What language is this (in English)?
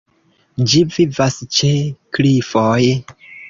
Esperanto